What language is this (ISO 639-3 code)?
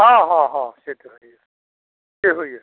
mai